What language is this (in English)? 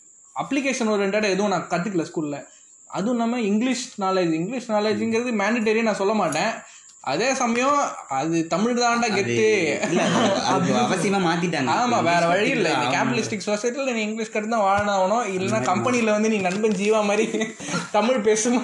Tamil